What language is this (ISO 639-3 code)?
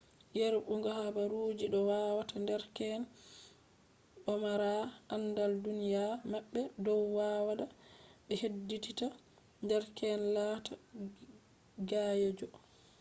ful